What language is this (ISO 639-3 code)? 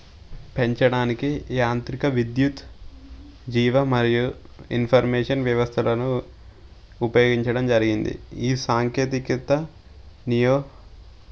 tel